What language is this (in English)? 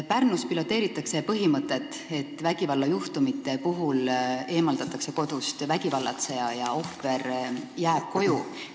Estonian